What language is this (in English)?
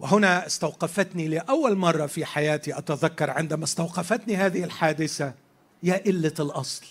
Arabic